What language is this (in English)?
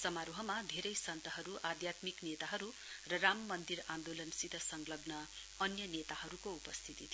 Nepali